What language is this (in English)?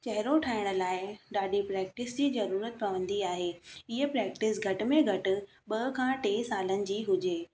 Sindhi